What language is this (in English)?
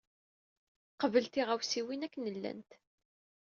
Kabyle